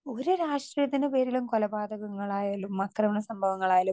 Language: Malayalam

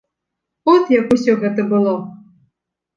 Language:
Belarusian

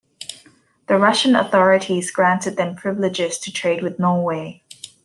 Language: English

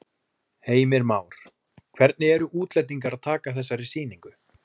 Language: Icelandic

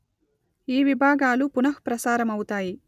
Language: Telugu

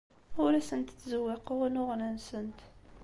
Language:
Kabyle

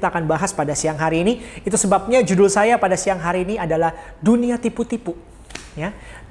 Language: Indonesian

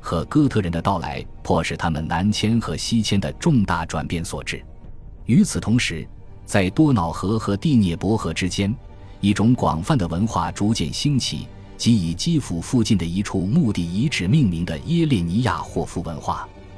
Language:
Chinese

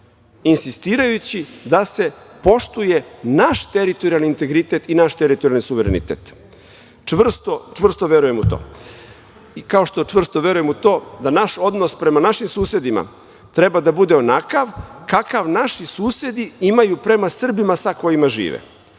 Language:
Serbian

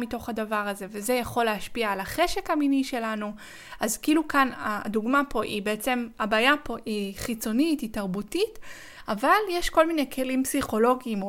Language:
Hebrew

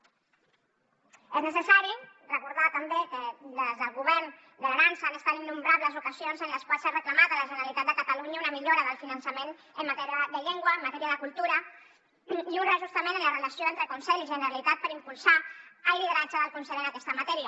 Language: Catalan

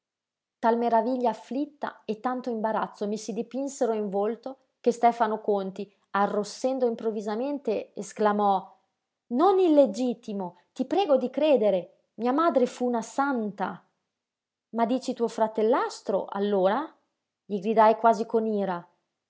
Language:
Italian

